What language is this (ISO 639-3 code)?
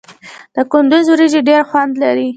pus